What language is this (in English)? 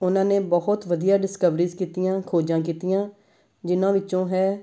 Punjabi